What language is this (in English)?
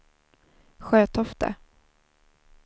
Swedish